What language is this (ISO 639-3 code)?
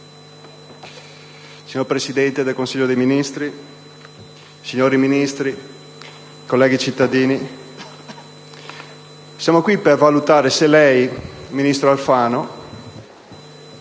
ita